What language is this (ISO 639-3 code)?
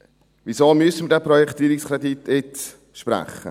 gsw